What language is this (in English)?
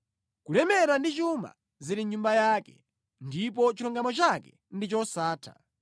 Nyanja